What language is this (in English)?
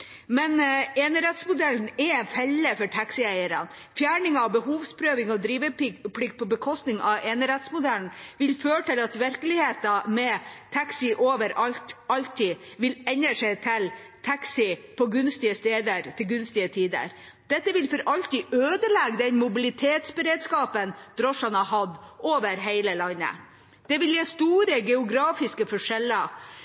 Norwegian Bokmål